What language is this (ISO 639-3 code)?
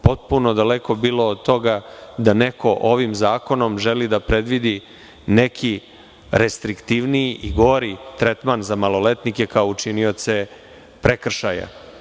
srp